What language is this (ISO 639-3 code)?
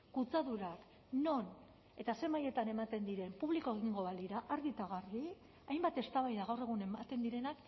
eus